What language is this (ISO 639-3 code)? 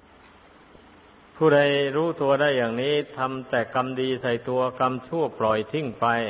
tha